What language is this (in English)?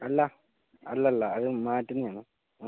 Malayalam